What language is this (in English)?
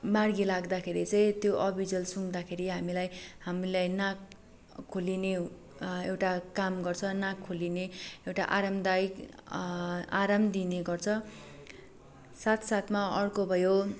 Nepali